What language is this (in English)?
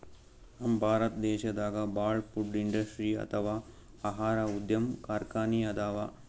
Kannada